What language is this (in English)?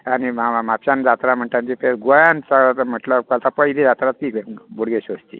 Konkani